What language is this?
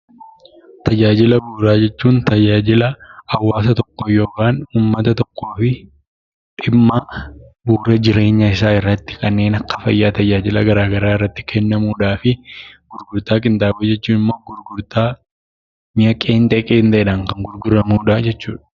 Oromo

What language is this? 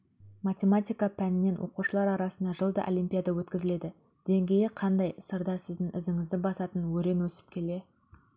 Kazakh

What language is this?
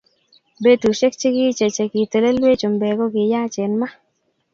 Kalenjin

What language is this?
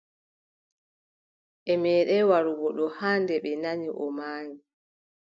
Adamawa Fulfulde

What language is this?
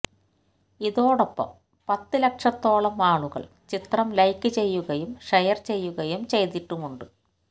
Malayalam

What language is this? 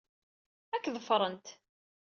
Kabyle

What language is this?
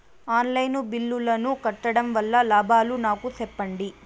Telugu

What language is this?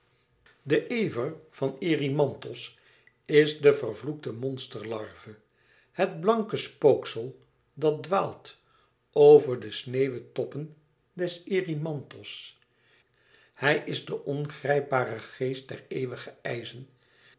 Dutch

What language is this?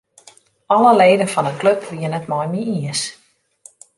Western Frisian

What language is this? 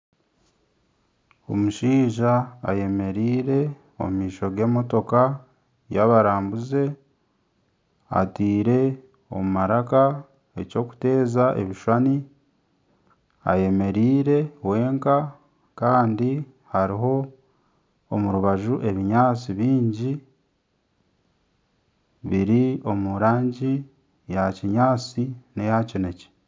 Nyankole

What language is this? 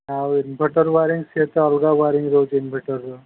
Odia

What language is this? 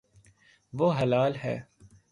Urdu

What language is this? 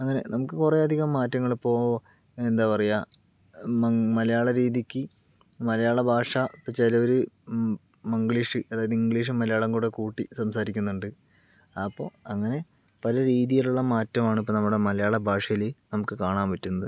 Malayalam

